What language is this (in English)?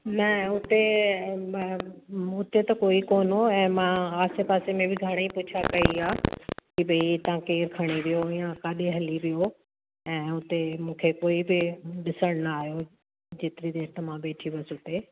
Sindhi